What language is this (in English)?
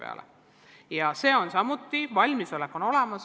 Estonian